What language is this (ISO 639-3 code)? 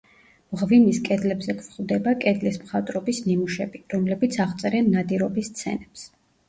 kat